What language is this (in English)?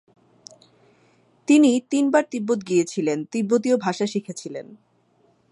Bangla